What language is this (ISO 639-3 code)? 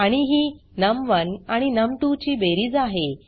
mar